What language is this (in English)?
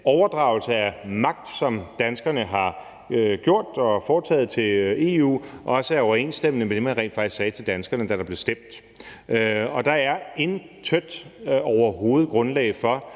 Danish